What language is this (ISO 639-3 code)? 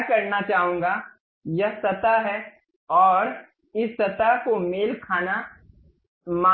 hin